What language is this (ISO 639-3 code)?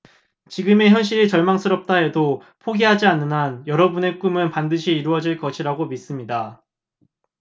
kor